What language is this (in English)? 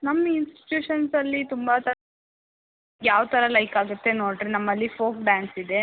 Kannada